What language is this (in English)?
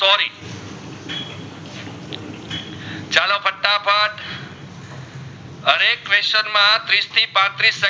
Gujarati